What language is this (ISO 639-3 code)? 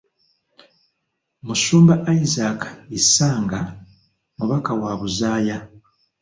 lug